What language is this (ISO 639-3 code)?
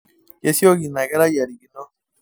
mas